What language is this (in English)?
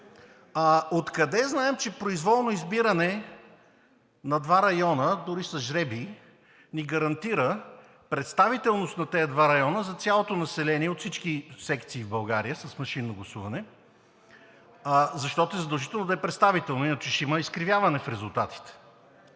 Bulgarian